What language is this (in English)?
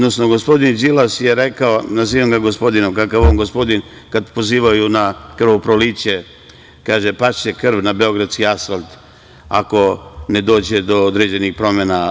Serbian